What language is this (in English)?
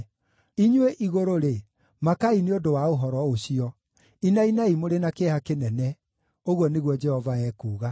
Kikuyu